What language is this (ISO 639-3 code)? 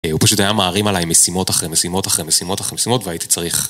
heb